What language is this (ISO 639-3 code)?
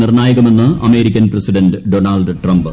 mal